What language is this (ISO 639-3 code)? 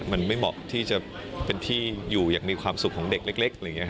tha